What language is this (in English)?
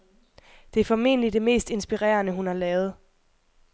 Danish